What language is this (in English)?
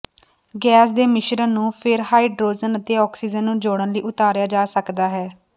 Punjabi